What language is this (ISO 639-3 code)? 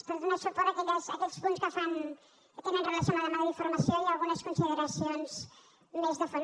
cat